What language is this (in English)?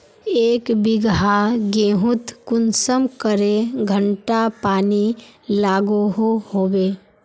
Magahi